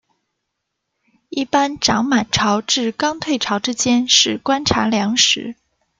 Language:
Chinese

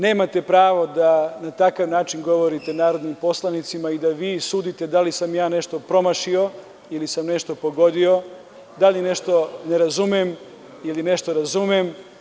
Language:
Serbian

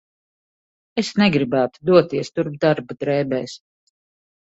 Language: Latvian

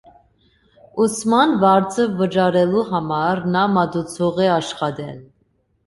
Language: Armenian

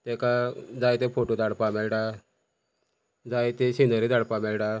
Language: Konkani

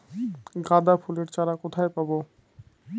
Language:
Bangla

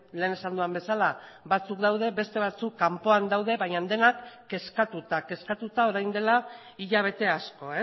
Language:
Basque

